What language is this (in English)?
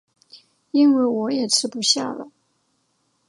Chinese